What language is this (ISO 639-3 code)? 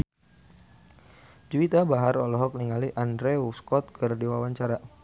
sun